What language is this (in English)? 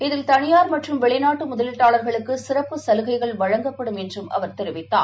Tamil